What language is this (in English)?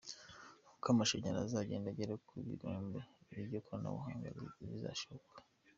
Kinyarwanda